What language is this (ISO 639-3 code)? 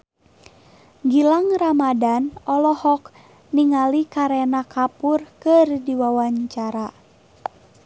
sun